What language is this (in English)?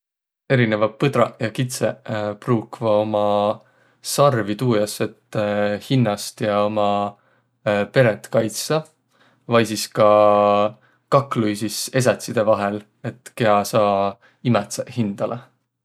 Võro